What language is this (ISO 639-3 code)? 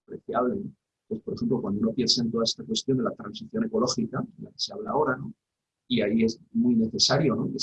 spa